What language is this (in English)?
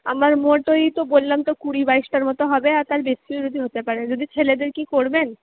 Bangla